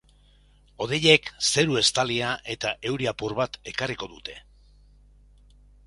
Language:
Basque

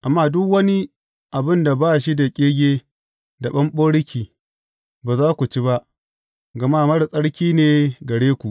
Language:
Hausa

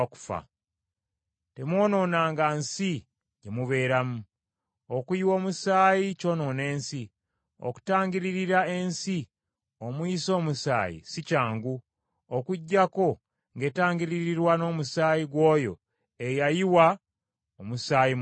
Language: Ganda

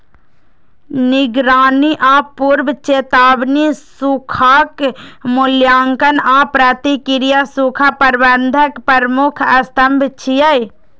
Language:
Maithili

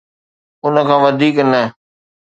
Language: Sindhi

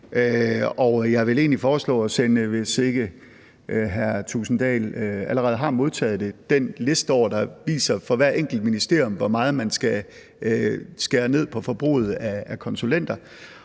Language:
Danish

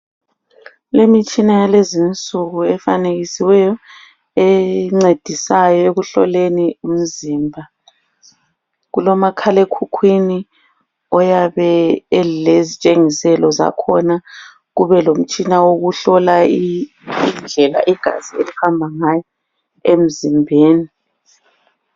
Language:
North Ndebele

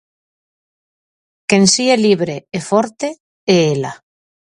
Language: Galician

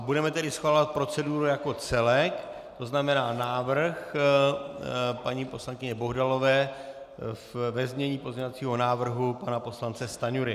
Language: Czech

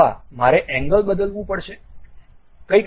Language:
Gujarati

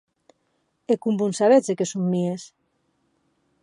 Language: Occitan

